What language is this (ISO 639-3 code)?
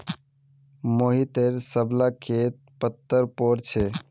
mag